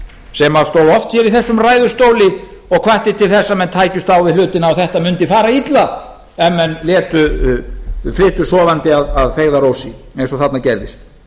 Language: Icelandic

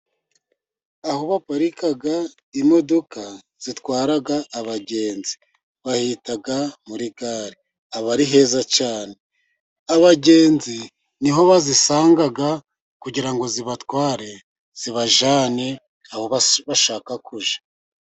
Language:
Kinyarwanda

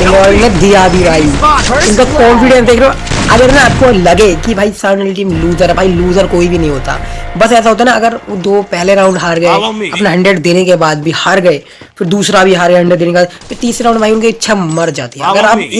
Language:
Hindi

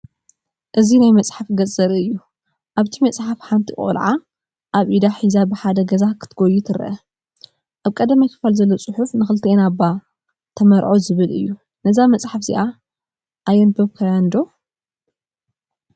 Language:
Tigrinya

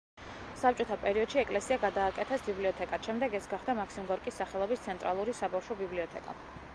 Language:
Georgian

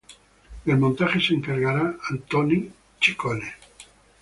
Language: Spanish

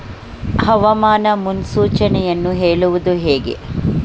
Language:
Kannada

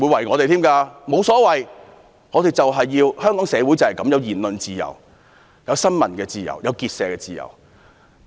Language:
Cantonese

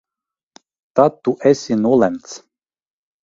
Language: Latvian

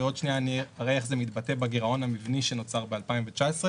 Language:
Hebrew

